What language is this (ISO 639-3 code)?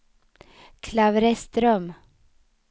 swe